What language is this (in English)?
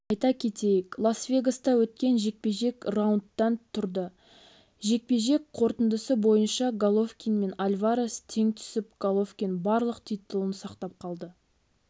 Kazakh